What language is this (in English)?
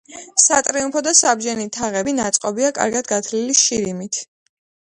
Georgian